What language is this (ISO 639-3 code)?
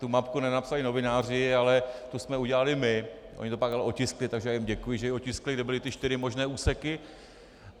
ces